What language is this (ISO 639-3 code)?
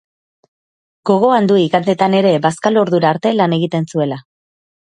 eus